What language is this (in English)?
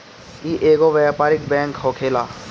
Bhojpuri